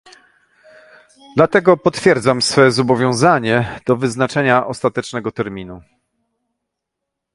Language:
Polish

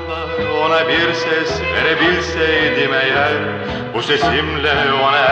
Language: Turkish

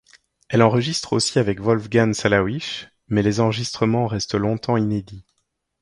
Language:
French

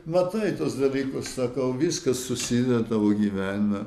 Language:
Lithuanian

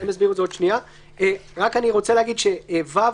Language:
Hebrew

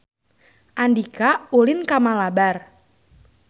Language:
Sundanese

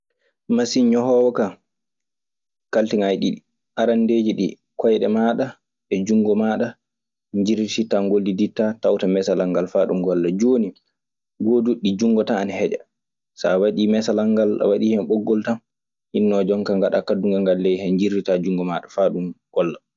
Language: Maasina Fulfulde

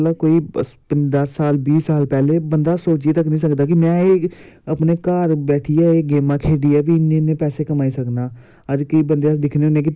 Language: Dogri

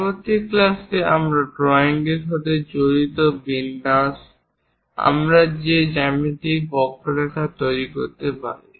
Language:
Bangla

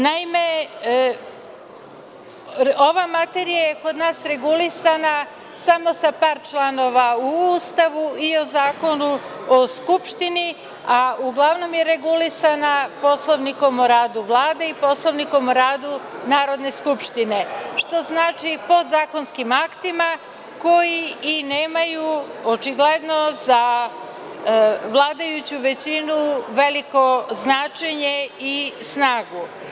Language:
Serbian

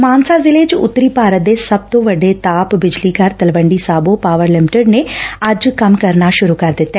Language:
Punjabi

